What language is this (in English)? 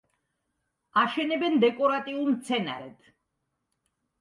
Georgian